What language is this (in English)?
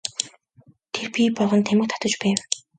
Mongolian